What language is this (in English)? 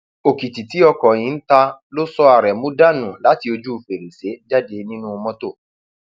Yoruba